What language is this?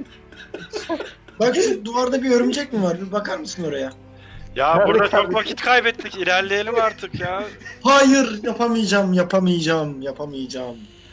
Turkish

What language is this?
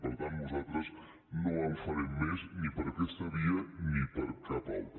Catalan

